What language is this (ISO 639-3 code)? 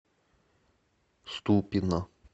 rus